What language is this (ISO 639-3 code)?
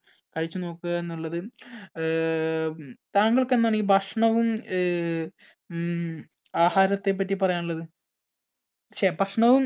mal